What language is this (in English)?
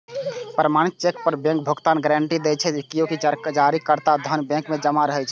Maithili